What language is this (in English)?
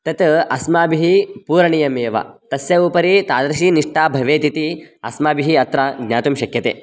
Sanskrit